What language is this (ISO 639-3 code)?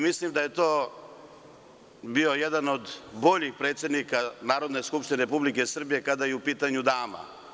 srp